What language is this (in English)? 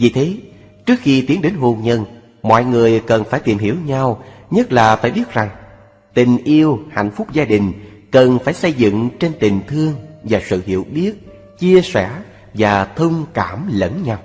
Vietnamese